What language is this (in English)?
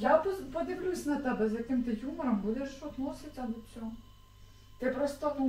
Russian